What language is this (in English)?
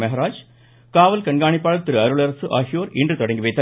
Tamil